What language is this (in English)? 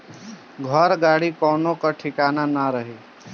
Bhojpuri